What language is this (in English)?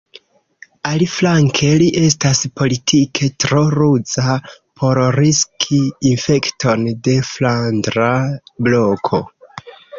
Esperanto